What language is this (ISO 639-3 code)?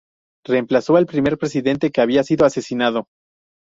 spa